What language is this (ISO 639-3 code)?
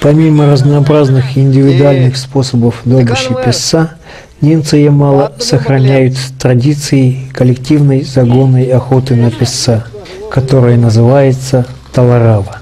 rus